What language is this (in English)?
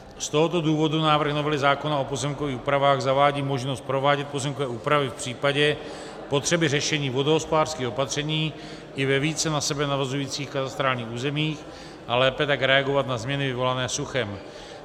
Czech